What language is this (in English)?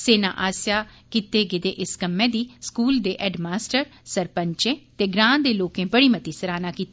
Dogri